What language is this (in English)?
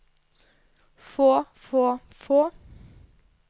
Norwegian